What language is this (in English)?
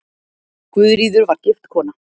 Icelandic